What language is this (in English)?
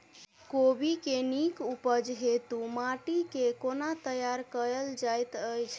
Maithili